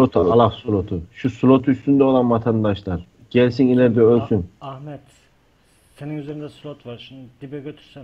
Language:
Turkish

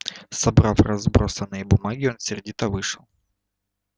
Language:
Russian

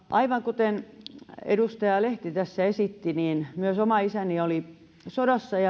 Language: Finnish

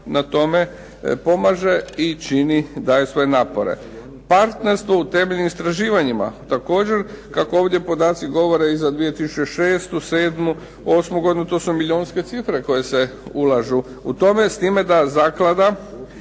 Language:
Croatian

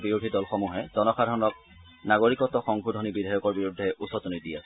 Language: Assamese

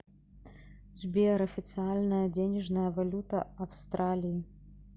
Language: Russian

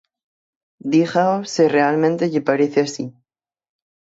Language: Galician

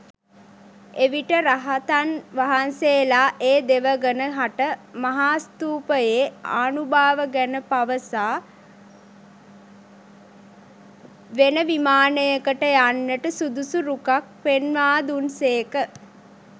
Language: Sinhala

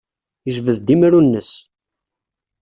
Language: Kabyle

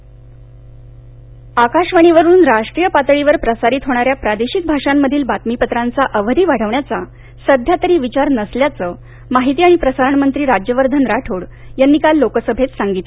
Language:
Marathi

